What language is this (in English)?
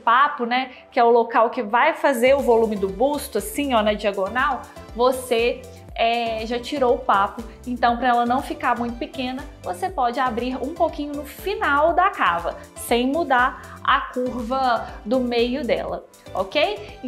Portuguese